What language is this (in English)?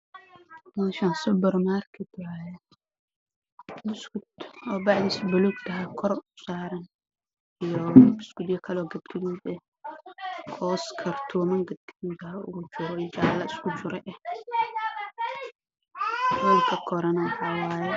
Somali